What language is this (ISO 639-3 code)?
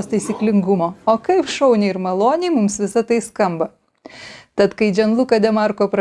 lit